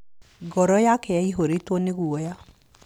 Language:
Kikuyu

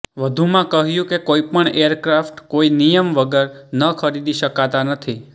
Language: Gujarati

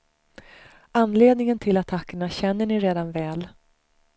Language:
Swedish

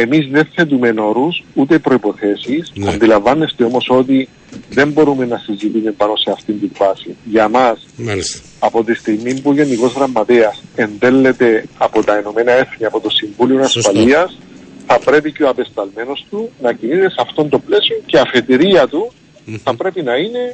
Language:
Greek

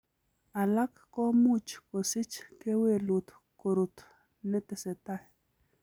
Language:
Kalenjin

